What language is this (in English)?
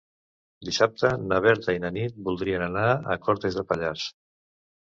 Catalan